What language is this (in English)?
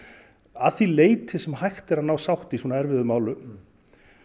Icelandic